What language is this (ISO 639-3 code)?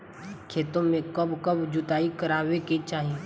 bho